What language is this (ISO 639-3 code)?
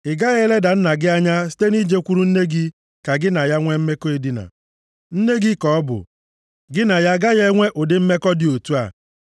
ibo